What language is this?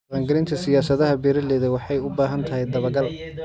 Somali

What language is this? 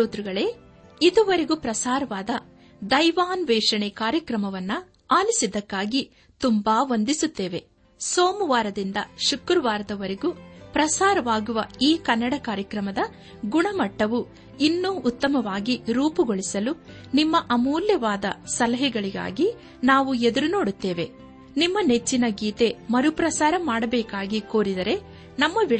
Kannada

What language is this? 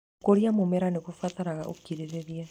Kikuyu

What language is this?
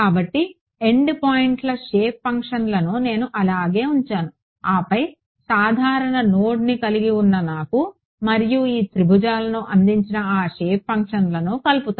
Telugu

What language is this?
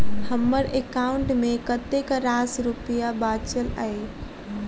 Maithili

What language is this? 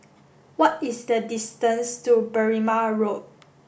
English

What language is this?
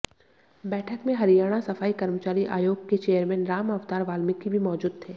Hindi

